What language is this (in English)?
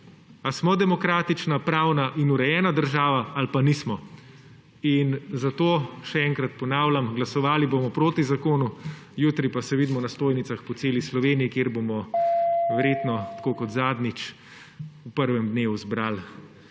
Slovenian